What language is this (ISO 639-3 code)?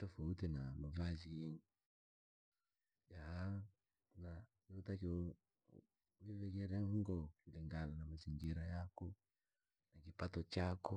lag